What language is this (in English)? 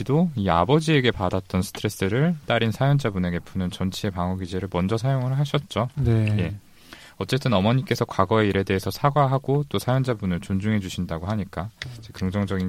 Korean